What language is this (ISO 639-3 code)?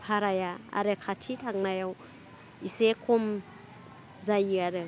brx